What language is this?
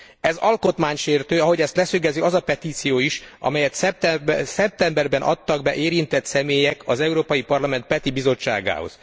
Hungarian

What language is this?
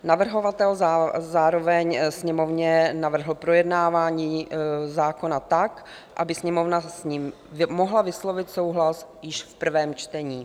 Czech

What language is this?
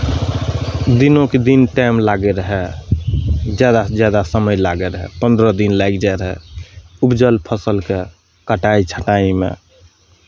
Maithili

